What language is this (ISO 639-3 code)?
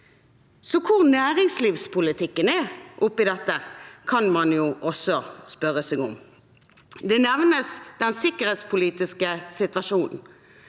nor